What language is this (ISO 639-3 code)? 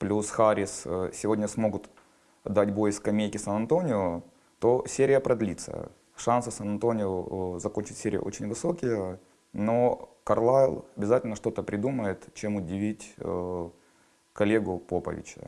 rus